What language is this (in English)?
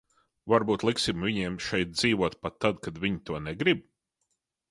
Latvian